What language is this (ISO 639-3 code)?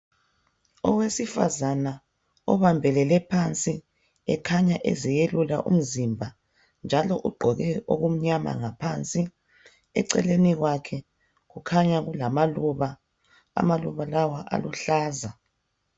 nde